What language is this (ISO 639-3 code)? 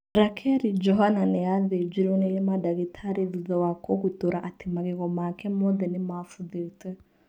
kik